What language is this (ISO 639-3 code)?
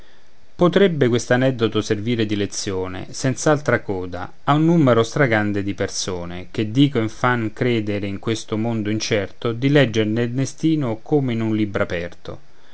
ita